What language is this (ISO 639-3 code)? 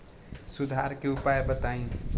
bho